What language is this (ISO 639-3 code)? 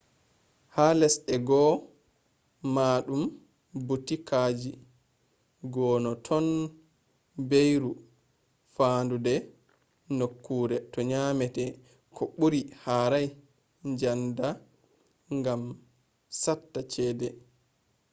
ful